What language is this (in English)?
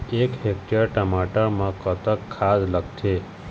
Chhattisgarhi